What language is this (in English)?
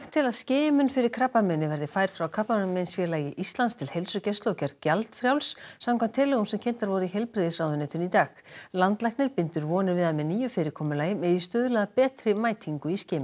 Icelandic